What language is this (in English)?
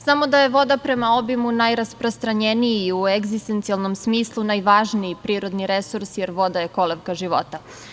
Serbian